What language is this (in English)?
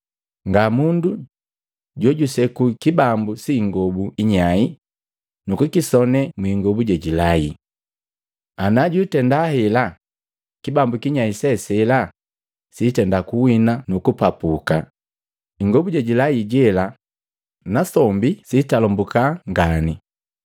Matengo